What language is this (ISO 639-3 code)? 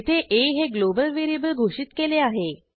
mar